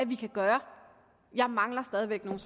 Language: Danish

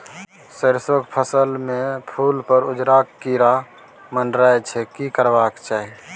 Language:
Maithili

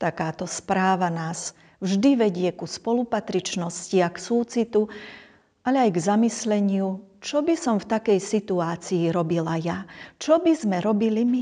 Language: Slovak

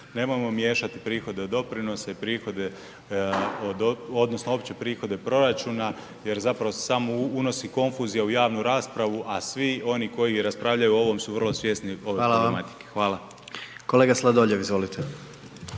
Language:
Croatian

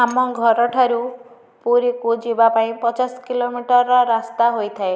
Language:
Odia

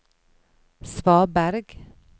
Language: Norwegian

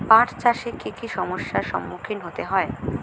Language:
Bangla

